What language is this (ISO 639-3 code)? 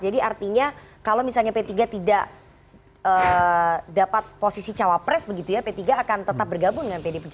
ind